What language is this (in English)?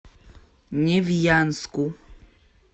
Russian